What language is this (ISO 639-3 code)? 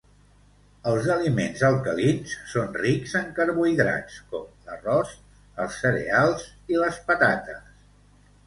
cat